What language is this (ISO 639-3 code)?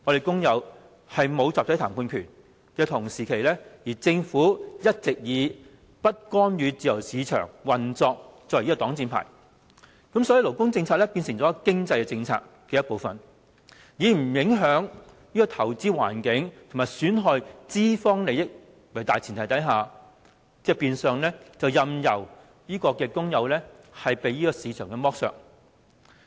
yue